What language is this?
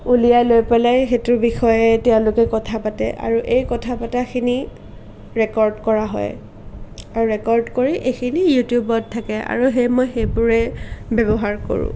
Assamese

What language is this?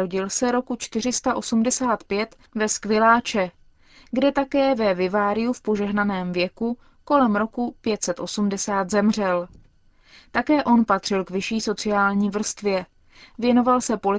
Czech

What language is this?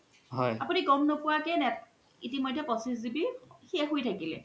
Assamese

